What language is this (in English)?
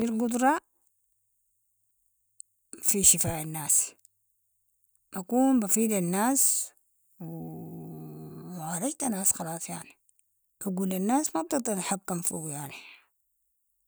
Sudanese Arabic